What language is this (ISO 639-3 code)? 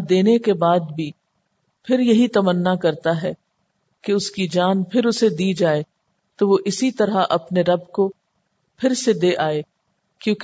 urd